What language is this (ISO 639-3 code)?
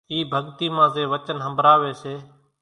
gjk